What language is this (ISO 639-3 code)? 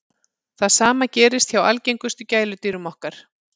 isl